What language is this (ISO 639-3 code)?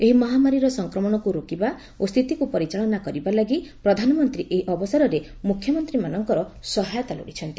ori